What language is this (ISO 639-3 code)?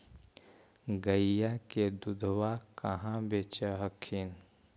mag